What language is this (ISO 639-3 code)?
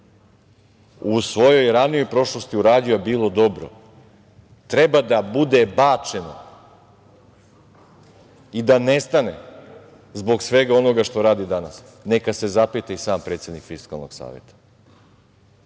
srp